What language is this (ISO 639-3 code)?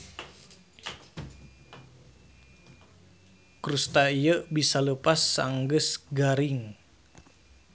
sun